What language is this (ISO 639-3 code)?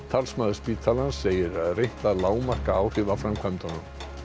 isl